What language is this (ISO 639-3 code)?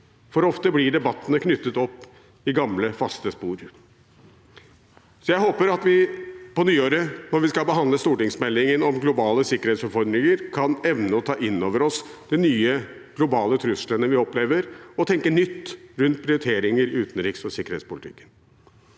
nor